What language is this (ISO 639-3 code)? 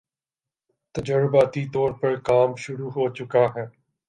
urd